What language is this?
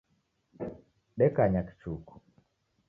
Taita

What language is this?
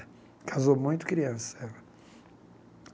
Portuguese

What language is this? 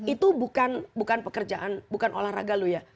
Indonesian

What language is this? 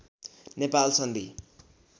Nepali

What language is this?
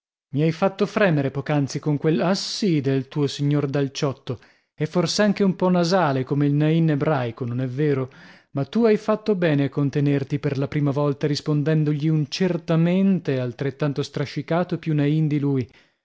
Italian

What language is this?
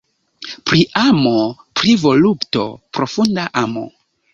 Esperanto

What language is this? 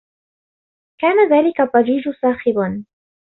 Arabic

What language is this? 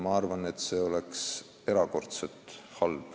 Estonian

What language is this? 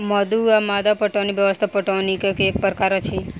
Maithili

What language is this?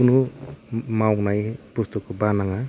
Bodo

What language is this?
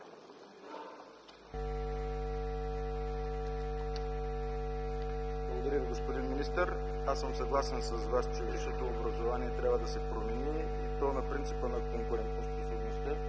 Bulgarian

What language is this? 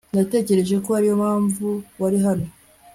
Kinyarwanda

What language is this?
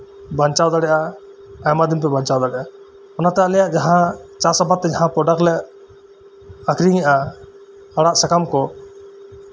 Santali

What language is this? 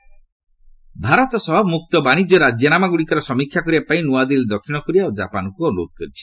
Odia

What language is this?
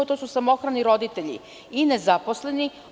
Serbian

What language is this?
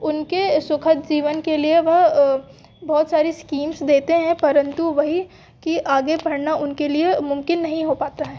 Hindi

